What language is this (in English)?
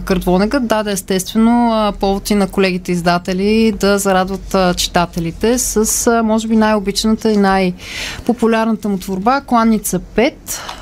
Bulgarian